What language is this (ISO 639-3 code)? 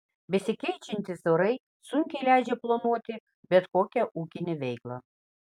lit